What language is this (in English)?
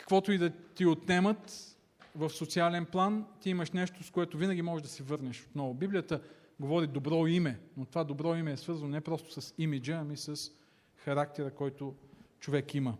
Bulgarian